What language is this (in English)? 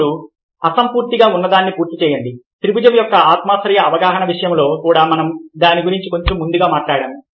Telugu